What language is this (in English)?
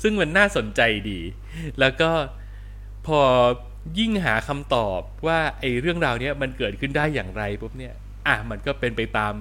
Thai